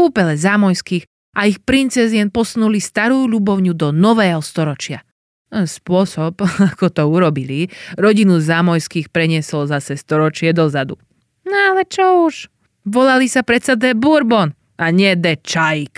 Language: Slovak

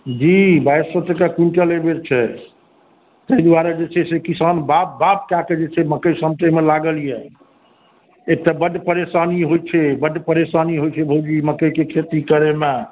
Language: Maithili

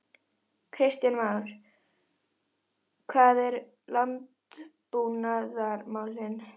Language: Icelandic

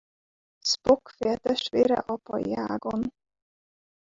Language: Hungarian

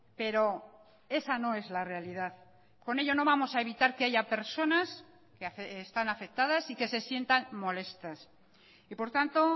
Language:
Spanish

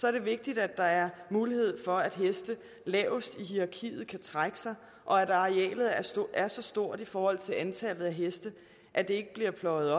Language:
Danish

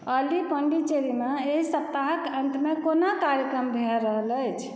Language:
Maithili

